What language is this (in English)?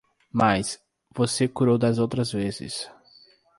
Portuguese